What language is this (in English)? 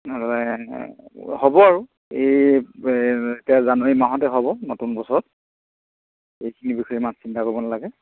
Assamese